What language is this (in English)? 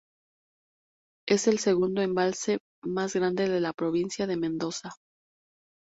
Spanish